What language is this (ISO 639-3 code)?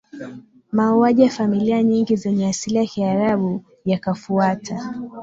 swa